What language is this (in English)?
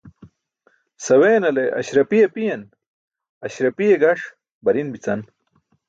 Burushaski